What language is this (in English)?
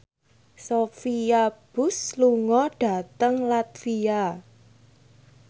Javanese